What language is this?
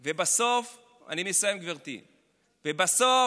Hebrew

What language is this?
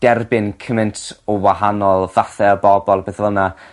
Welsh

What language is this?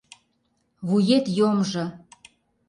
Mari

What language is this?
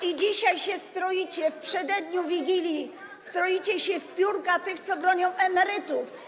Polish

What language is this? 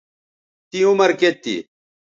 Bateri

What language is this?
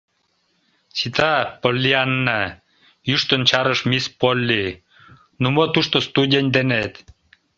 Mari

